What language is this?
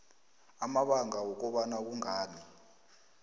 South Ndebele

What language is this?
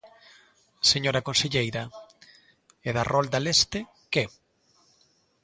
Galician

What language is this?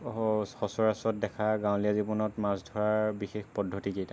Assamese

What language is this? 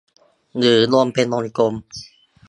Thai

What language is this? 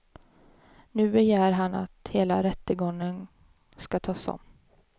Swedish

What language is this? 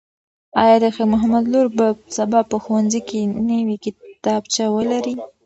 Pashto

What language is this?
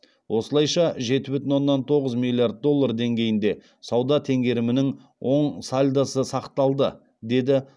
Kazakh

